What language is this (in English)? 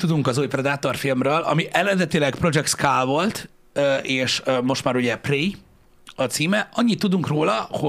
Hungarian